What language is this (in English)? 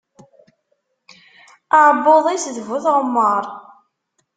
Kabyle